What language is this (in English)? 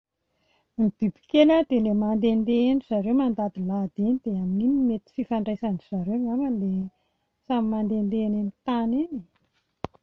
Malagasy